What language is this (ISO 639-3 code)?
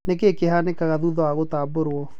kik